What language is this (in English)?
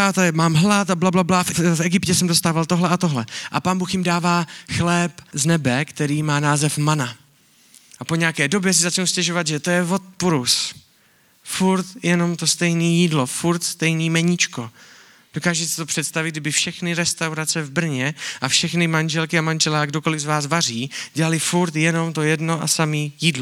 Czech